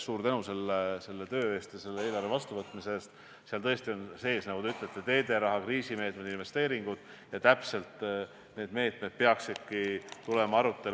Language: Estonian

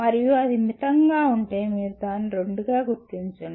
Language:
Telugu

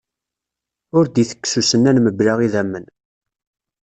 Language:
Kabyle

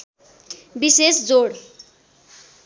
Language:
Nepali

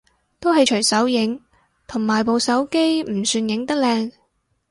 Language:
Cantonese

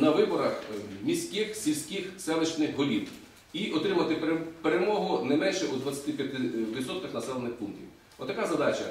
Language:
Ukrainian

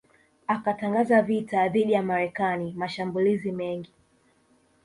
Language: Swahili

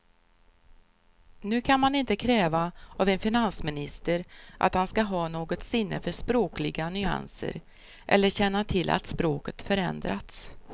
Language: Swedish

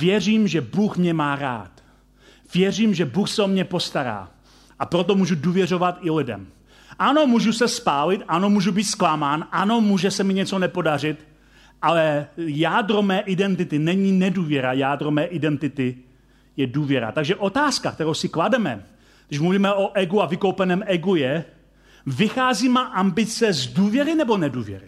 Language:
Czech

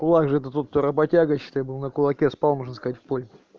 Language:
Russian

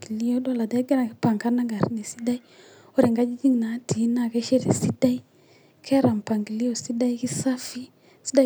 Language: Masai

